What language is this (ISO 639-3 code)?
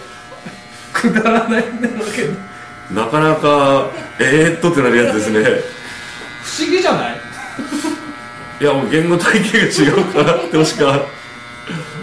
jpn